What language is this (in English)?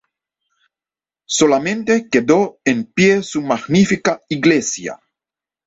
Spanish